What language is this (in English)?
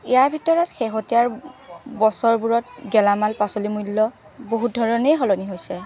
Assamese